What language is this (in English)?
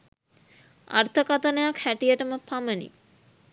Sinhala